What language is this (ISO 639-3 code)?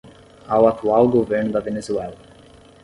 por